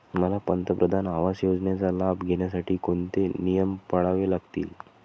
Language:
Marathi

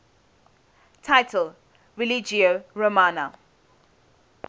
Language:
English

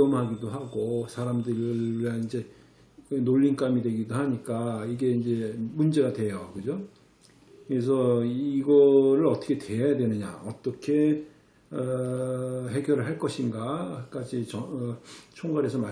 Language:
Korean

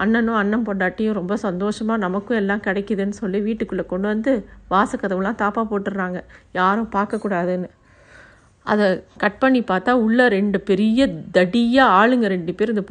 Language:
Tamil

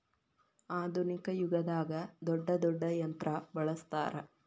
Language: Kannada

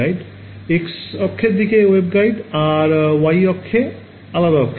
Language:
Bangla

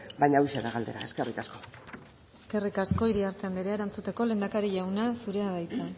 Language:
Basque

